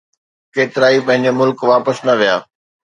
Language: Sindhi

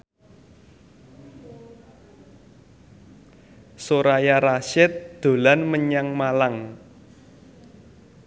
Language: Javanese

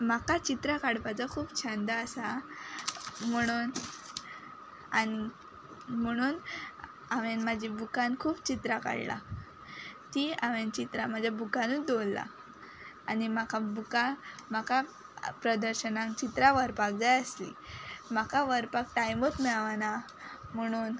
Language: Konkani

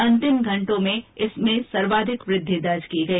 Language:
Hindi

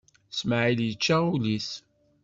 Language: Kabyle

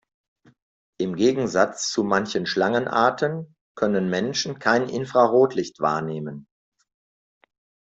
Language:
German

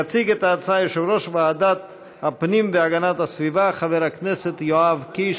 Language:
Hebrew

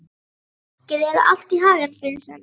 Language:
Icelandic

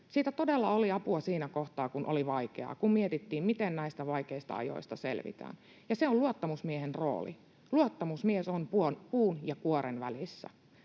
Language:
Finnish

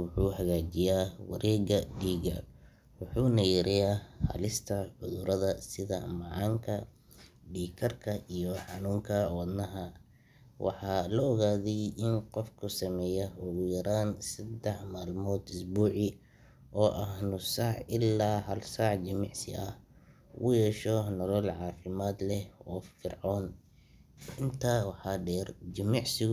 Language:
Somali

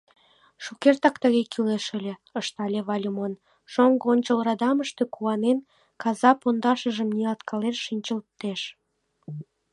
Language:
Mari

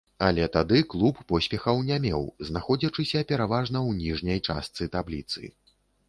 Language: Belarusian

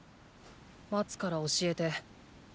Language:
Japanese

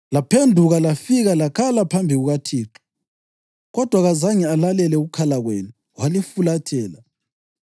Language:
North Ndebele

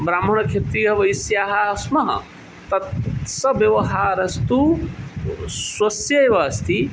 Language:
Sanskrit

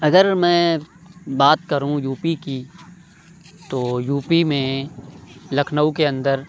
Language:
Urdu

